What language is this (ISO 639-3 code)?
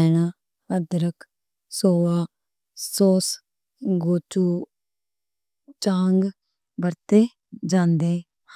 lah